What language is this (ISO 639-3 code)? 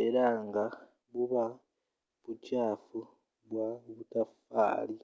lug